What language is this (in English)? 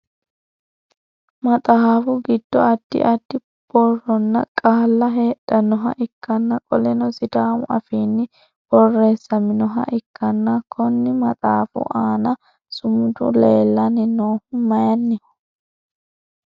Sidamo